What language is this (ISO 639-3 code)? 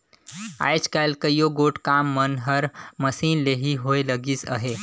hne